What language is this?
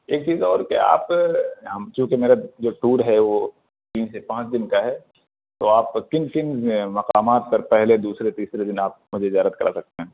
Urdu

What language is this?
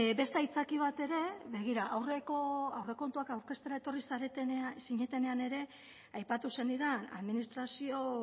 Basque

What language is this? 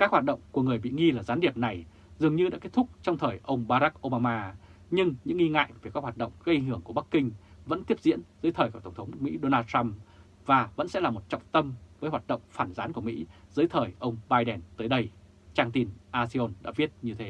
Vietnamese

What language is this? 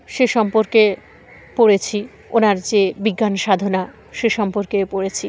Bangla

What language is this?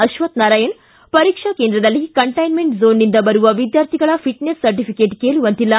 Kannada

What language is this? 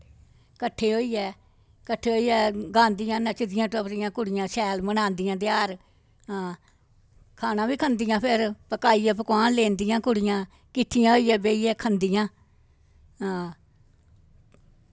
Dogri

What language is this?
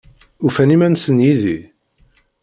Kabyle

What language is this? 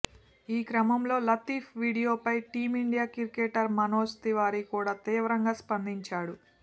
Telugu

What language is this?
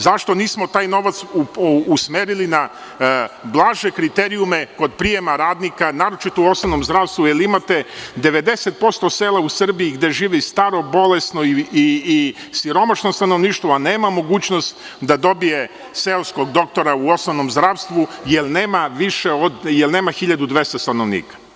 Serbian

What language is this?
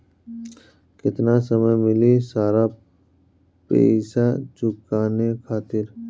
Bhojpuri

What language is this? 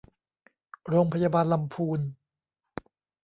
Thai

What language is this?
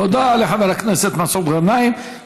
Hebrew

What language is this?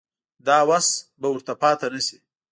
Pashto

